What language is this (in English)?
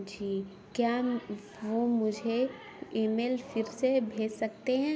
Urdu